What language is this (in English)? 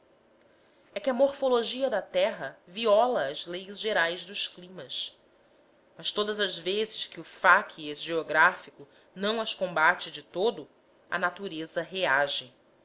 Portuguese